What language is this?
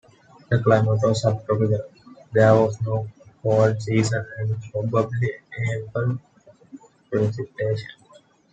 English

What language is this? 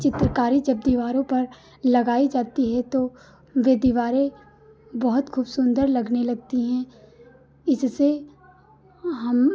Hindi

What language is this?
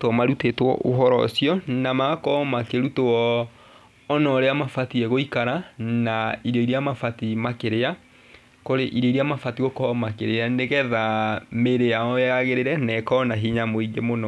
Kikuyu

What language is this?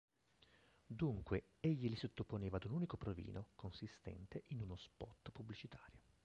Italian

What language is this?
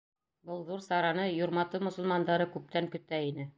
Bashkir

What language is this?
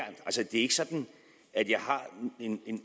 Danish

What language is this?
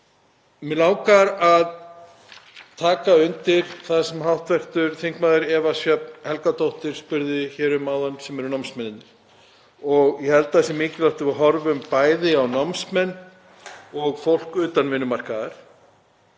Icelandic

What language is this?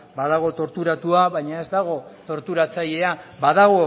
Basque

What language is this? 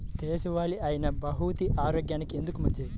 Telugu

